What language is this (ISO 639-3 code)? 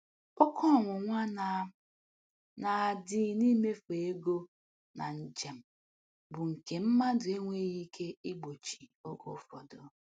ibo